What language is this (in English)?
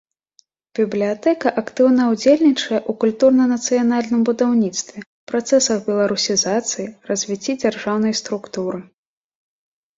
Belarusian